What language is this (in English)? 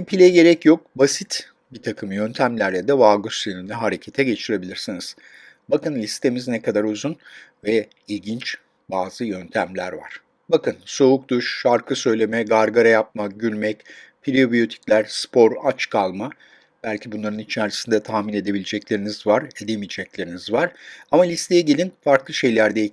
Turkish